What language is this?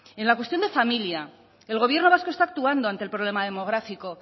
Spanish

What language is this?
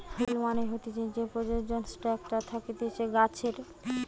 Bangla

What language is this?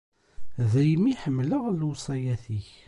Kabyle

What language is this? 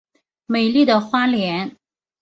Chinese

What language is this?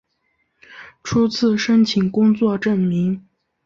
Chinese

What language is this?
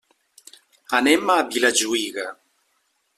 Catalan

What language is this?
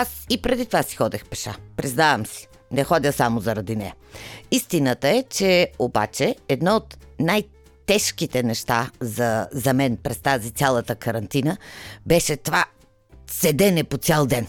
Bulgarian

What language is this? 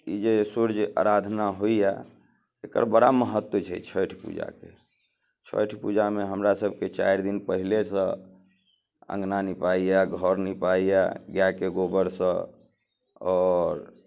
Maithili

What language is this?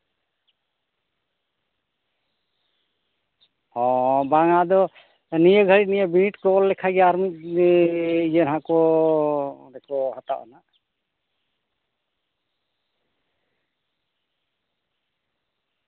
Santali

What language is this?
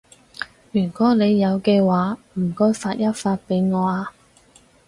Cantonese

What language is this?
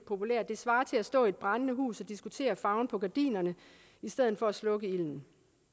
Danish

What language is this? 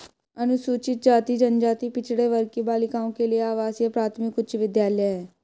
Hindi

